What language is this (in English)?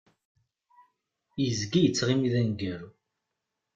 Kabyle